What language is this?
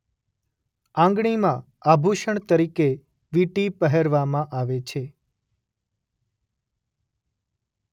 Gujarati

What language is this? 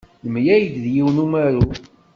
Kabyle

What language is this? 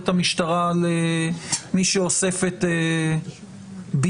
Hebrew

